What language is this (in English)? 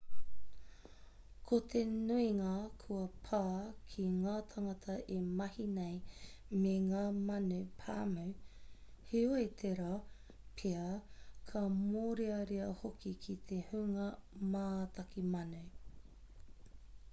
Māori